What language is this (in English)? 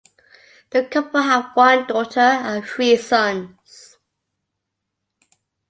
English